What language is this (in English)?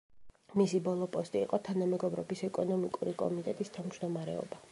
Georgian